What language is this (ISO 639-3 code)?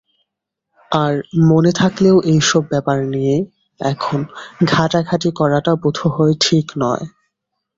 ben